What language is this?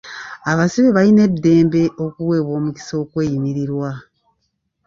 Ganda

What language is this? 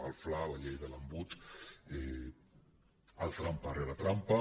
Catalan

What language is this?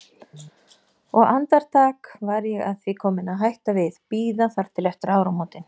Icelandic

